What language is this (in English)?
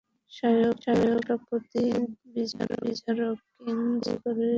Bangla